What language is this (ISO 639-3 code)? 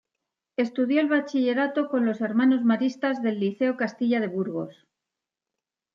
spa